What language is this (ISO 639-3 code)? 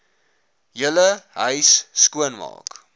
afr